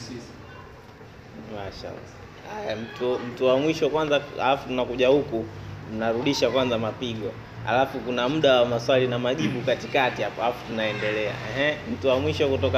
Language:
Swahili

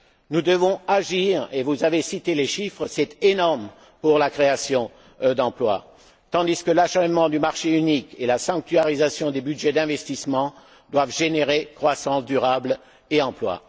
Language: French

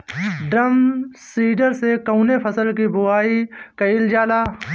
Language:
Bhojpuri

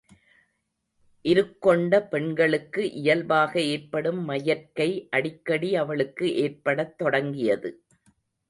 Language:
Tamil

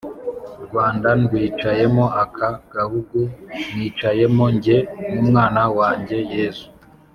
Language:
Kinyarwanda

